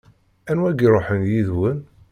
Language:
Kabyle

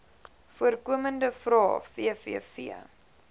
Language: Afrikaans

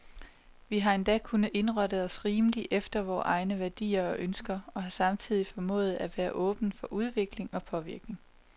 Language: Danish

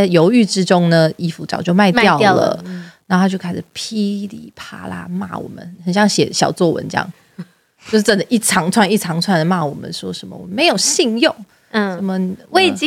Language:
Chinese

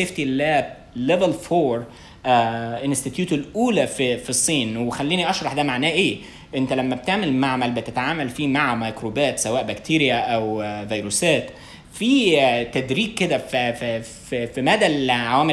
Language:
Arabic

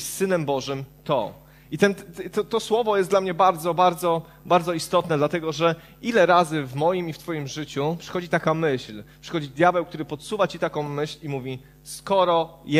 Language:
Polish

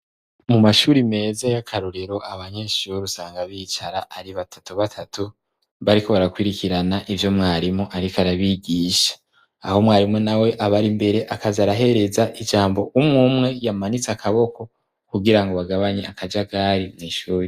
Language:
Rundi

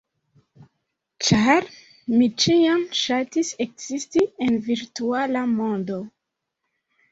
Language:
Esperanto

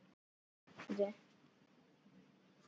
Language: Icelandic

